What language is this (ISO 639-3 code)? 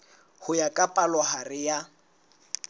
sot